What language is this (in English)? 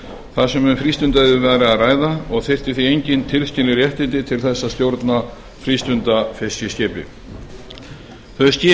Icelandic